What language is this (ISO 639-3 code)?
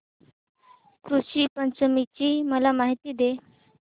mar